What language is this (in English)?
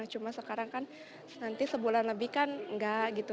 Indonesian